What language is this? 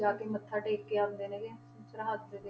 Punjabi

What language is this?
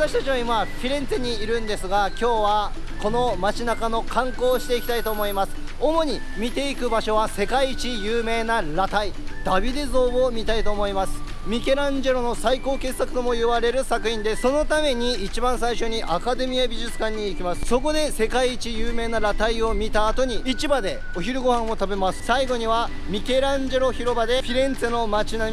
Japanese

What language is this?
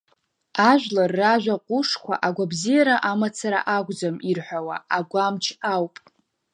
Abkhazian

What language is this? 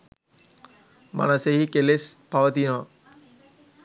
Sinhala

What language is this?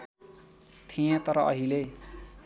Nepali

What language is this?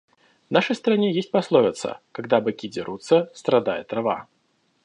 Russian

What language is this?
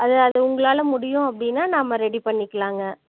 Tamil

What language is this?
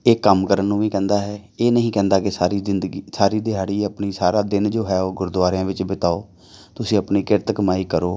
Punjabi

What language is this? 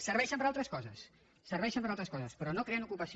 Catalan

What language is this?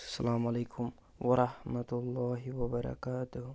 Kashmiri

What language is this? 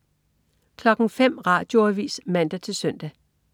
Danish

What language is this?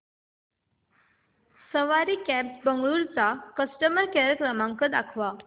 Marathi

